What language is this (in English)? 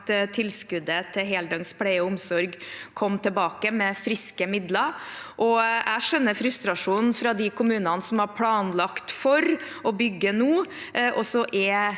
Norwegian